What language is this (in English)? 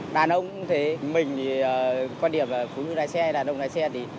Vietnamese